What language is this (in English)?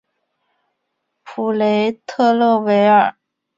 Chinese